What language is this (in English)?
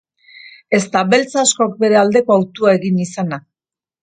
Basque